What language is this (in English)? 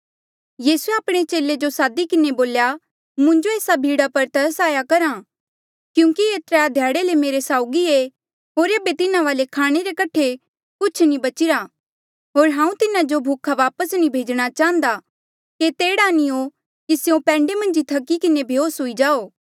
Mandeali